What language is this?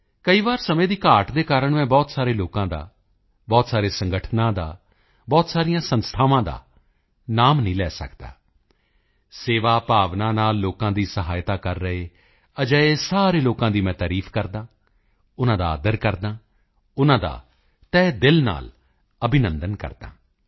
Punjabi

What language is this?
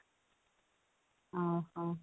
Odia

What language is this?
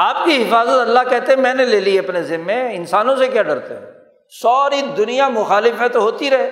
Urdu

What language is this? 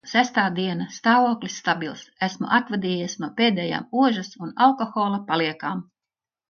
Latvian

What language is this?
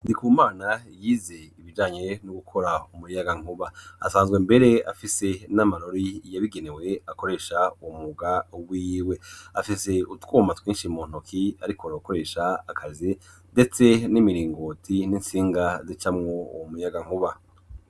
Rundi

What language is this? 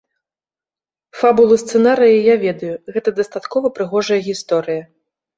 Belarusian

